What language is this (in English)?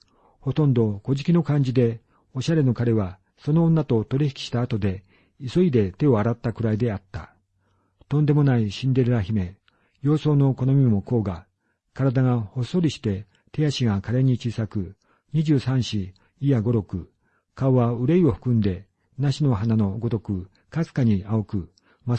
Japanese